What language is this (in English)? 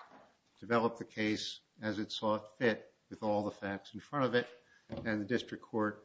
English